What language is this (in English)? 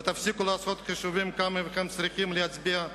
Hebrew